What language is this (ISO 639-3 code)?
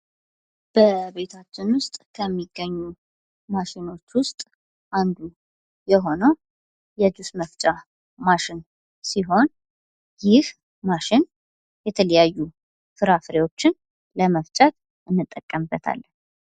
amh